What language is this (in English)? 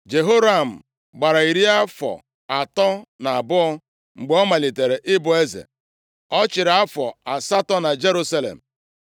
Igbo